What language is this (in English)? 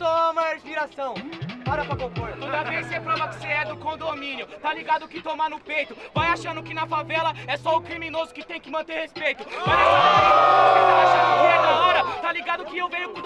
Portuguese